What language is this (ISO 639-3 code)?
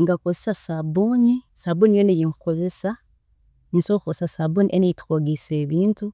ttj